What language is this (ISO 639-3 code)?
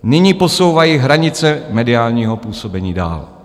ces